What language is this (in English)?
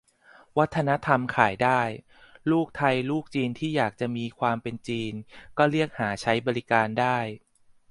Thai